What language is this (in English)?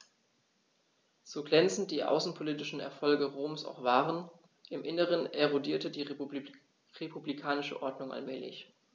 German